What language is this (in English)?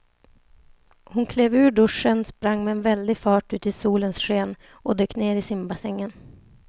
Swedish